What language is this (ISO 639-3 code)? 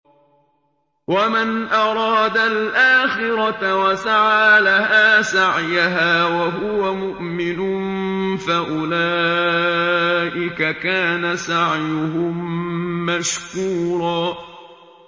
ara